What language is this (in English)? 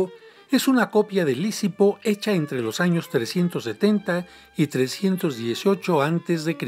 Spanish